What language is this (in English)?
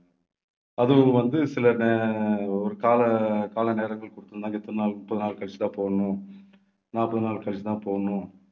Tamil